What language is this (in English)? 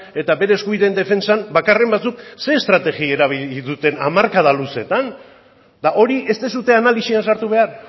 Basque